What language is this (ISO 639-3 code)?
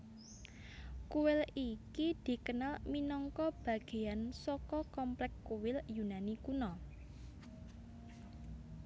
jav